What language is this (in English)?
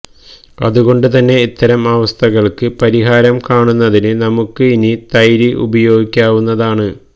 Malayalam